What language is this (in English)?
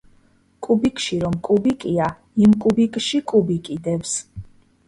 Georgian